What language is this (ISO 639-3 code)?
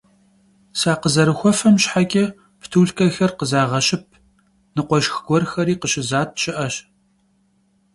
kbd